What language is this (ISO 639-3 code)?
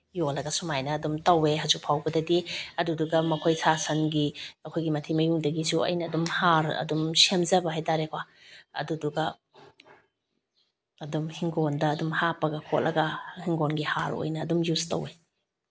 mni